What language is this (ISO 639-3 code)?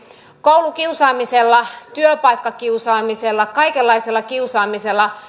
fin